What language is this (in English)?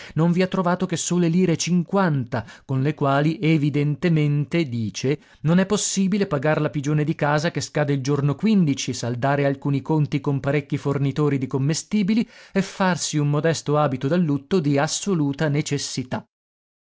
Italian